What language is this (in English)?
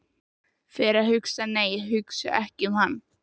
Icelandic